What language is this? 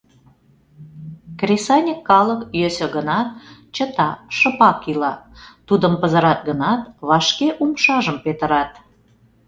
Mari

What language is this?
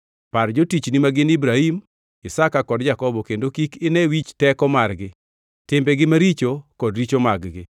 Luo (Kenya and Tanzania)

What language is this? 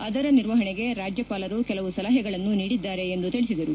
Kannada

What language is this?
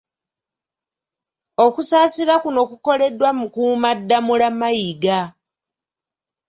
Ganda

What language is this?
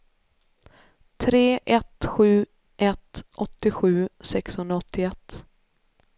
Swedish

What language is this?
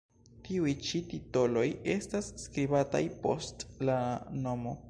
Esperanto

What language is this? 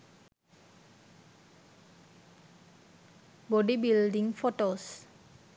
Sinhala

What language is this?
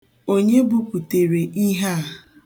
Igbo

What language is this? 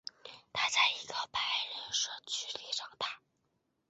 Chinese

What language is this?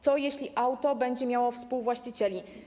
Polish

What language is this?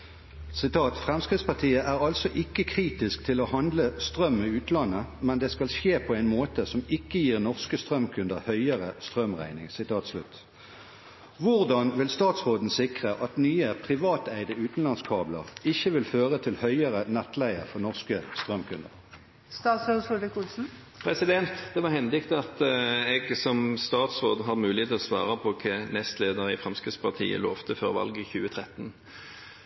Norwegian Bokmål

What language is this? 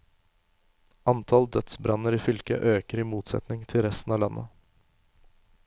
Norwegian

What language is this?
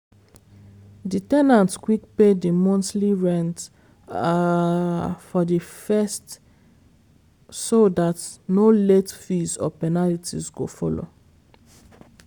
Nigerian Pidgin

